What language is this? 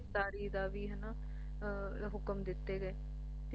Punjabi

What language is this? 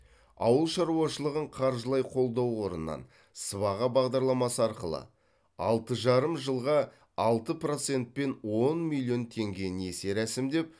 Kazakh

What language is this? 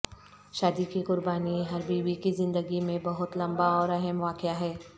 Urdu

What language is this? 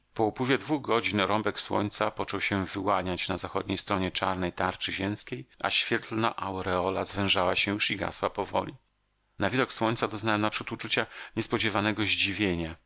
Polish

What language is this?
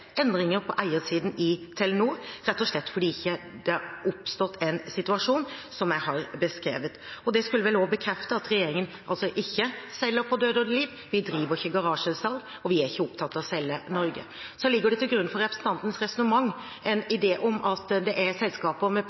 Norwegian Bokmål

